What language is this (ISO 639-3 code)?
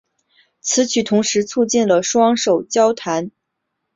zho